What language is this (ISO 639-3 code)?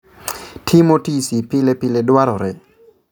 luo